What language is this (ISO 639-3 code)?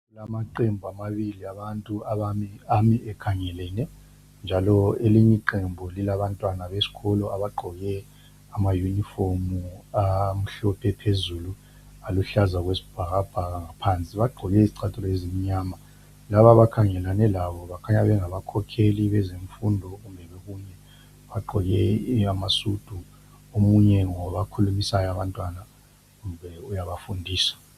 nde